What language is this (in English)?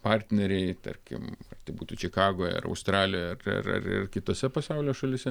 Lithuanian